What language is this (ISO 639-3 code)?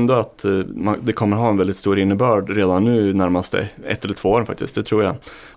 swe